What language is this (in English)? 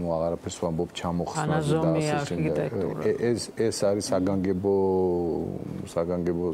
Romanian